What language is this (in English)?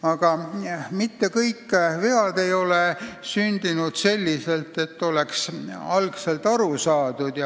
Estonian